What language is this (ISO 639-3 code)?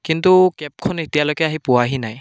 asm